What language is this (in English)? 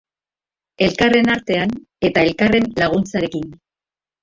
Basque